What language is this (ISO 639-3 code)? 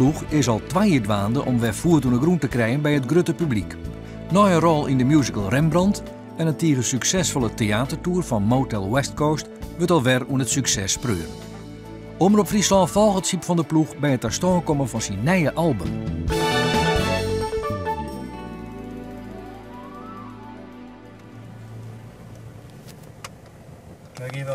nld